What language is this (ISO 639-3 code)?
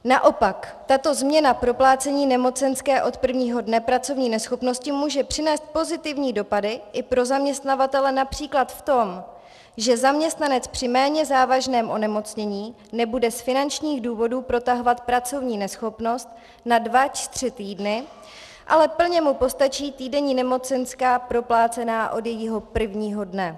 ces